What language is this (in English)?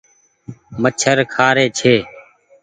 Goaria